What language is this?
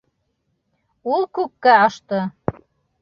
Bashkir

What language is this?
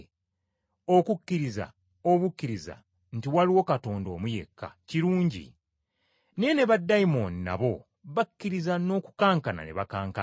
Ganda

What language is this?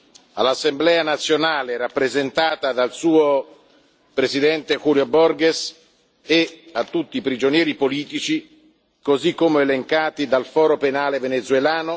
Italian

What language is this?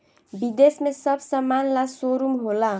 Bhojpuri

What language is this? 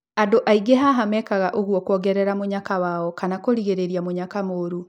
Kikuyu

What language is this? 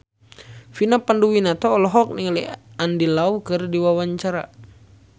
Sundanese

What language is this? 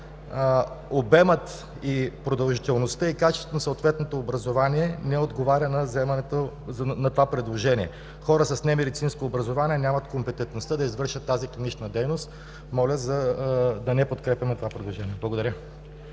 Bulgarian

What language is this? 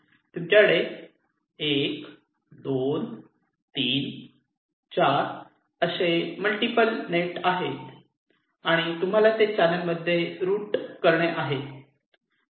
Marathi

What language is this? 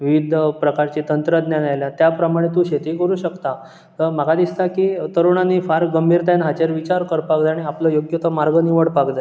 Konkani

